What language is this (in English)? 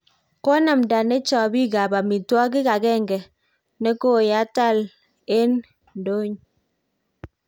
Kalenjin